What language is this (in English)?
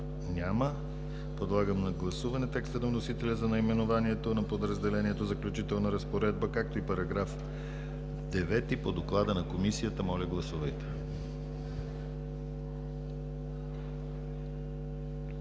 Bulgarian